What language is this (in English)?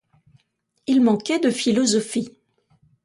French